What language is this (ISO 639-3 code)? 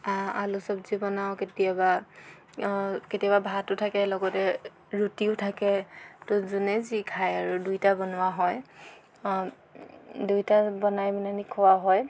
asm